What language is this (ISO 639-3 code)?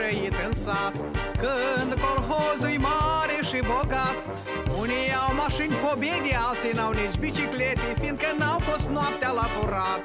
ron